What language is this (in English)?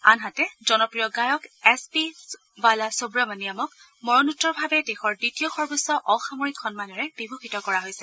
Assamese